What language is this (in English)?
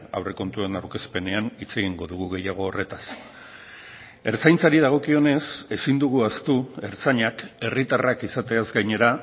Basque